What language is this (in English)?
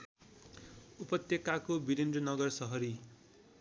Nepali